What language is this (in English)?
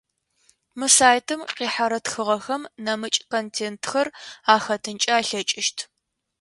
Adyghe